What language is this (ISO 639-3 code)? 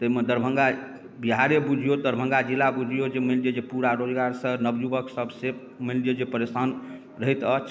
mai